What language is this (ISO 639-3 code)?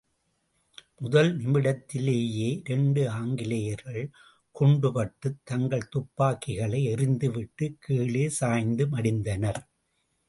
tam